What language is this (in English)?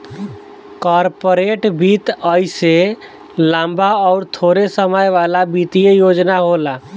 Bhojpuri